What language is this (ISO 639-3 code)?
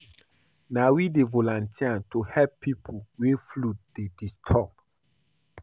pcm